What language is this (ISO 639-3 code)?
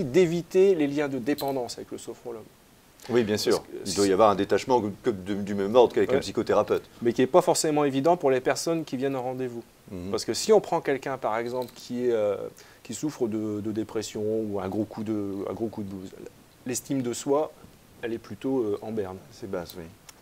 fra